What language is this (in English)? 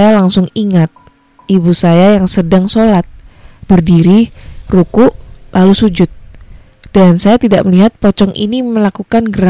Indonesian